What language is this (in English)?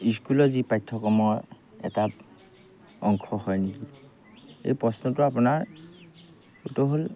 Assamese